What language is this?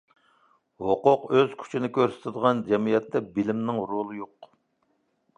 Uyghur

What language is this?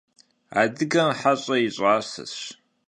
Kabardian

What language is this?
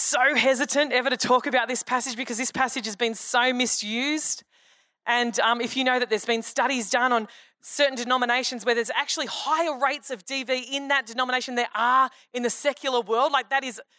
English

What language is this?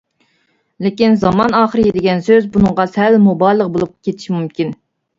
Uyghur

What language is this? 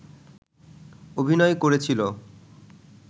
Bangla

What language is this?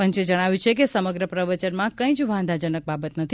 Gujarati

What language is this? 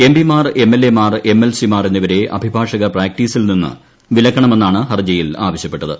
Malayalam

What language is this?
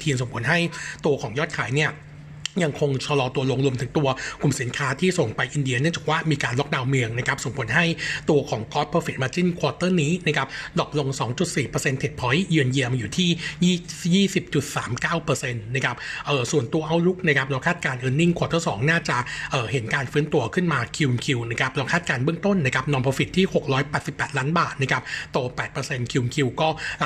Thai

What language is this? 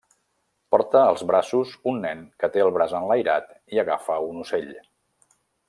Catalan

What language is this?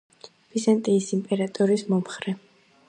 Georgian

